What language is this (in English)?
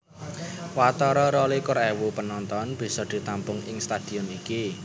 Javanese